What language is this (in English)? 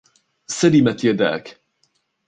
Arabic